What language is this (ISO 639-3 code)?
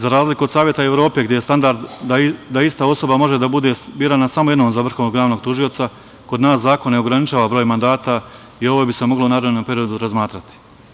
srp